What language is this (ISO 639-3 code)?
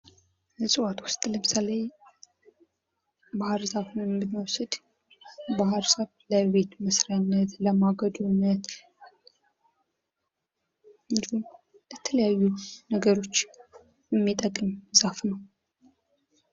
amh